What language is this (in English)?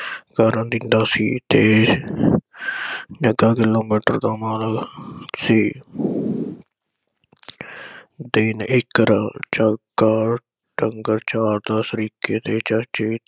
Punjabi